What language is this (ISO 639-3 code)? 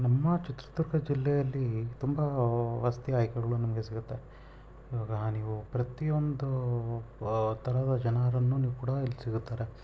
kan